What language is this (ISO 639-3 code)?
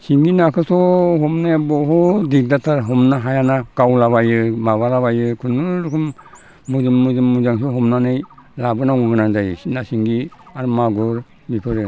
brx